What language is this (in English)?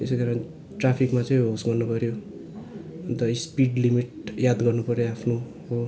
Nepali